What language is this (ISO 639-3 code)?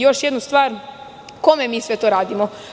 srp